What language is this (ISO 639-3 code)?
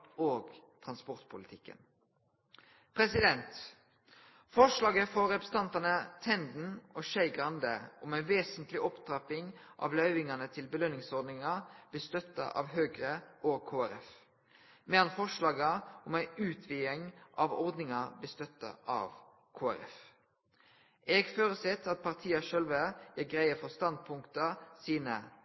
nno